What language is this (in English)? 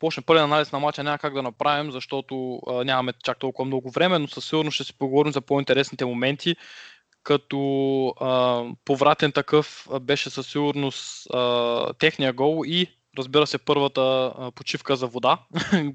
Bulgarian